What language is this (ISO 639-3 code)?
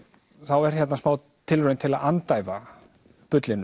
isl